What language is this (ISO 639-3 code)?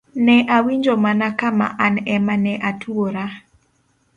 luo